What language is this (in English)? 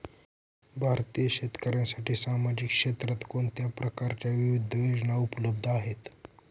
Marathi